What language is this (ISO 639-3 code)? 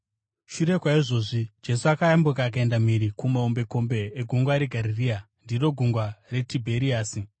sna